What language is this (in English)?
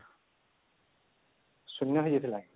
Odia